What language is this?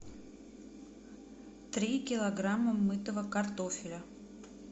Russian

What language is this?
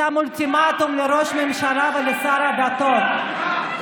Hebrew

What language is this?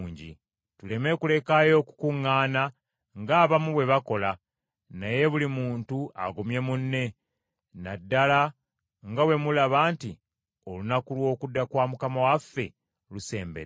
Ganda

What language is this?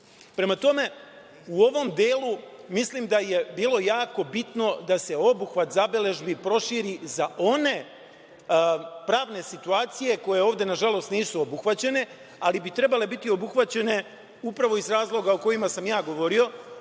Serbian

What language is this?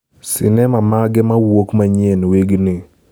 Luo (Kenya and Tanzania)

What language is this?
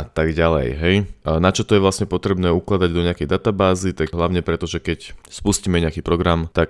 Slovak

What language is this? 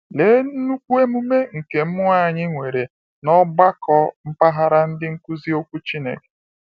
Igbo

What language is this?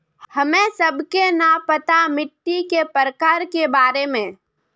Magahi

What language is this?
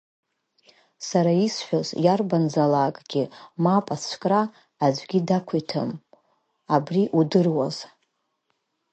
Abkhazian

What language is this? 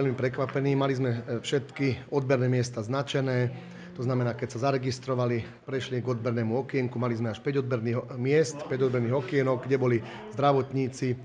Slovak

